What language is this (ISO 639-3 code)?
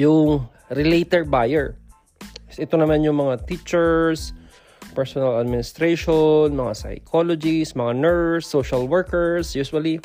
fil